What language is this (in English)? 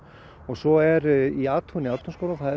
Icelandic